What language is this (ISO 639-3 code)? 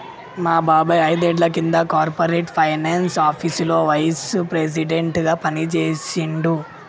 tel